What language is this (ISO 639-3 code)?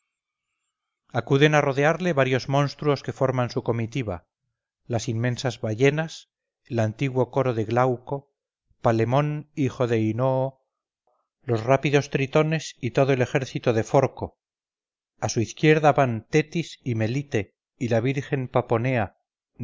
spa